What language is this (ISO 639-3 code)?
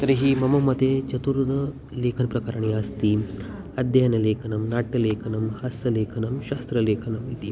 san